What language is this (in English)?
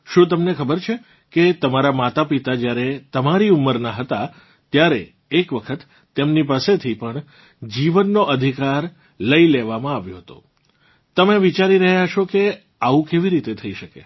Gujarati